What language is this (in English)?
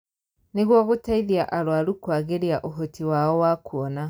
Kikuyu